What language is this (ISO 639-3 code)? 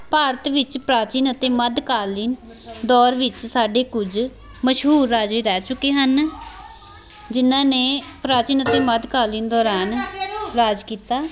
pan